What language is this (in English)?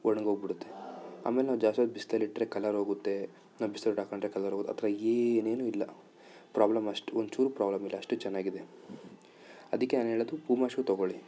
Kannada